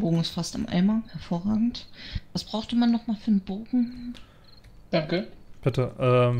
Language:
German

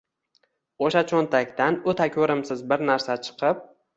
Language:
Uzbek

